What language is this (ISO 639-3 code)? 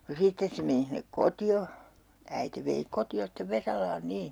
fin